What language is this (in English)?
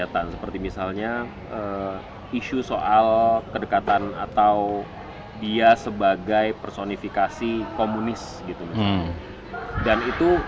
Indonesian